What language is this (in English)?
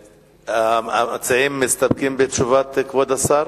Hebrew